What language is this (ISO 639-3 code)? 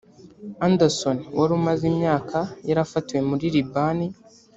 kin